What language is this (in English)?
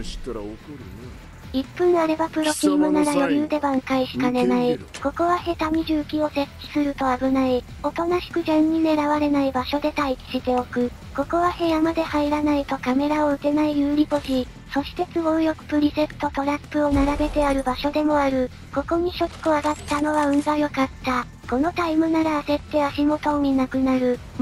Japanese